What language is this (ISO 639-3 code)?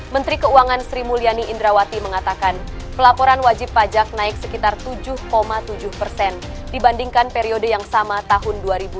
ind